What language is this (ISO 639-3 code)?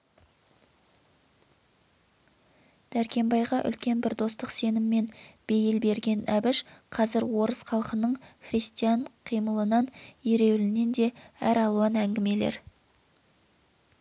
kaz